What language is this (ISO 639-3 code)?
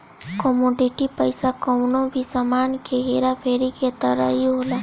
bho